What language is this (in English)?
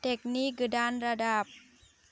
Bodo